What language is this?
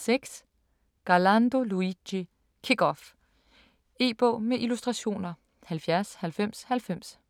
Danish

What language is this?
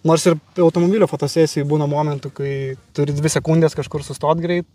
Lithuanian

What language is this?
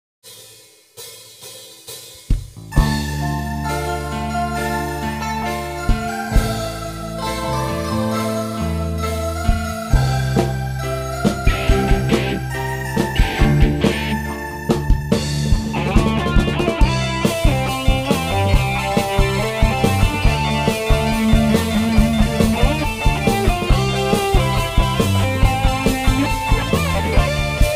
Indonesian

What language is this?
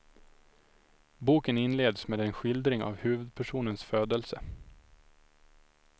Swedish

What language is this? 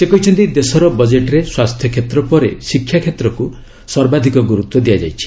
Odia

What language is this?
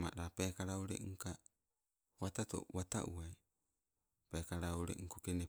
Sibe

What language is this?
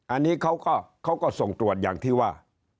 Thai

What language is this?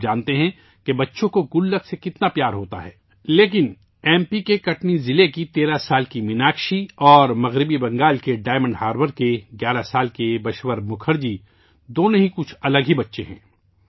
Urdu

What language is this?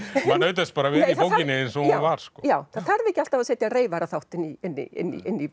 Icelandic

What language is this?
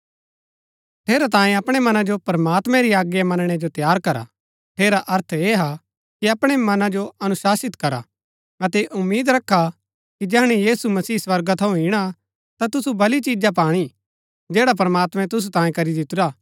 Gaddi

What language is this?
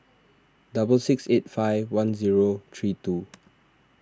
English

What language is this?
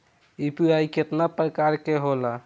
Bhojpuri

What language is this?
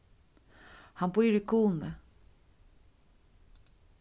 Faroese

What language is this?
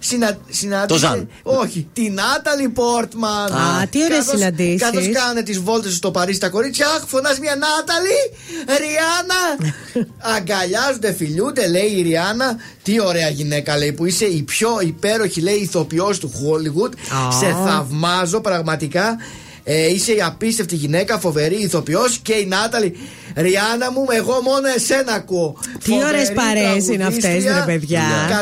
Greek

